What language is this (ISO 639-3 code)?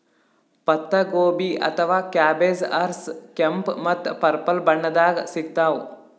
kan